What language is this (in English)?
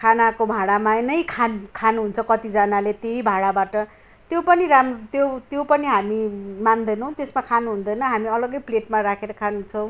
Nepali